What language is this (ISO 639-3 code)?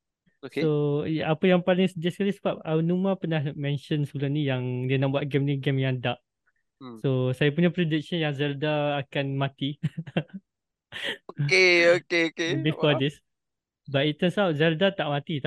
msa